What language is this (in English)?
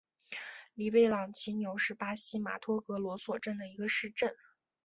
Chinese